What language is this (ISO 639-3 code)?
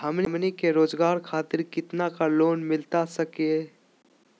mag